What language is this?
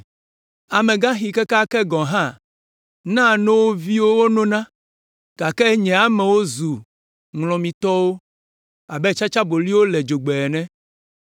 Ewe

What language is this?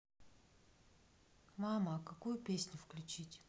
Russian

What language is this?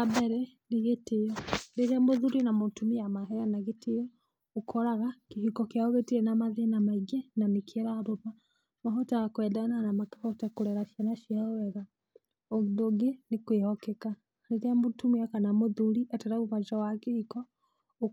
Kikuyu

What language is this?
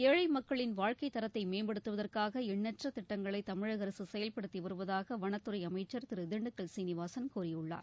Tamil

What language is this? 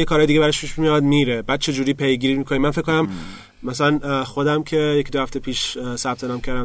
Persian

